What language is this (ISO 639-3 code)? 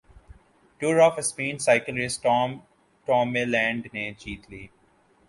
urd